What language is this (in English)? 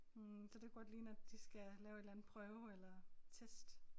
Danish